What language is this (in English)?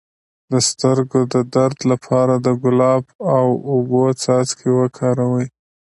Pashto